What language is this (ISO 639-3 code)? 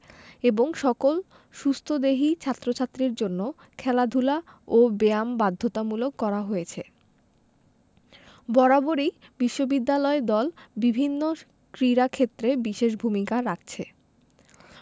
ben